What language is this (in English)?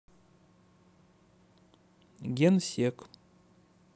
Russian